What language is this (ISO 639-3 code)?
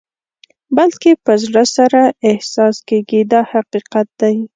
pus